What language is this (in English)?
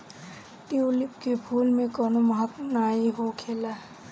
Bhojpuri